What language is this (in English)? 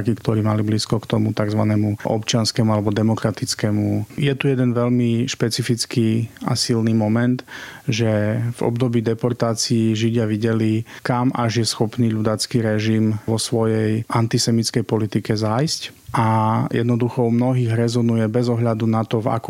Slovak